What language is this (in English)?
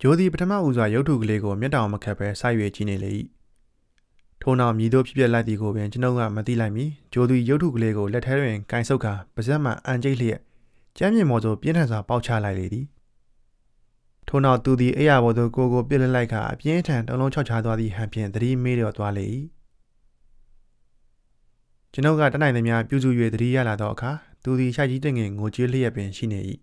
Thai